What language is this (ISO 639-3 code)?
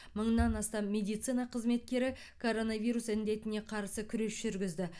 kaz